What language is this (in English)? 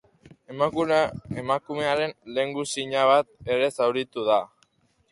Basque